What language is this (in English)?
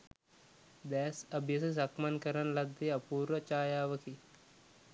Sinhala